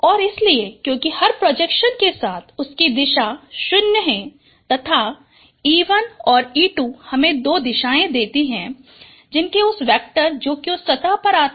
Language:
Hindi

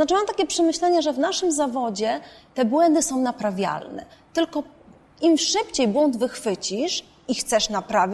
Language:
Polish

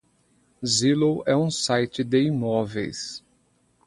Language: Portuguese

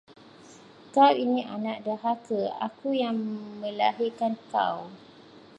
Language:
Malay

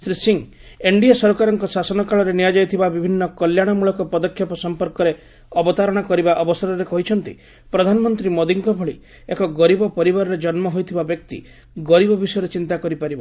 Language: Odia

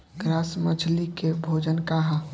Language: Bhojpuri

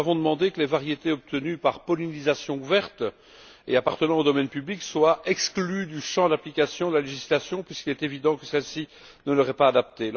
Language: French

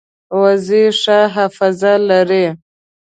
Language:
Pashto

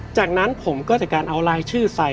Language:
Thai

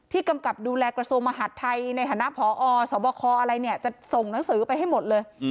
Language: Thai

